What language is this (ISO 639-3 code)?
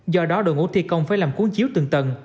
vie